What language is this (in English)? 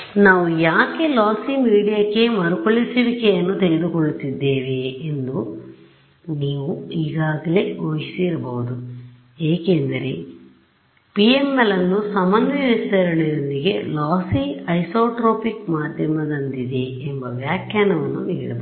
Kannada